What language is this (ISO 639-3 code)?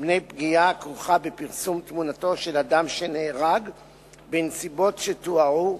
heb